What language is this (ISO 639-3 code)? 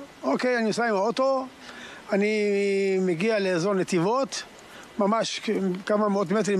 heb